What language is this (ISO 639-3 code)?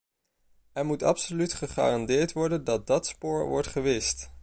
nld